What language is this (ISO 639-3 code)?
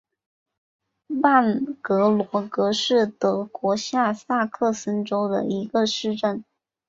zho